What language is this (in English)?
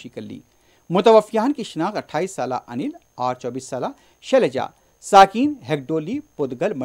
Hindi